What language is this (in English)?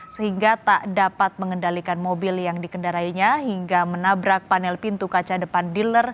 Indonesian